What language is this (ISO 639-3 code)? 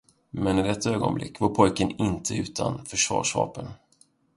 swe